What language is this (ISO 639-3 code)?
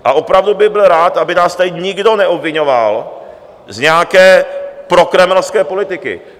ces